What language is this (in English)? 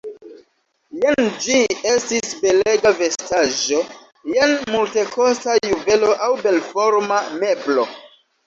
Esperanto